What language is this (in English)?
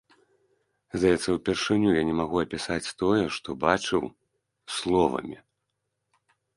Belarusian